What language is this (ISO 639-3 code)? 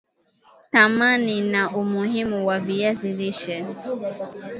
swa